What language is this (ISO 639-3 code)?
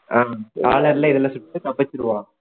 tam